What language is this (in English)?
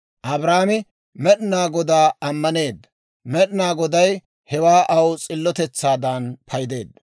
Dawro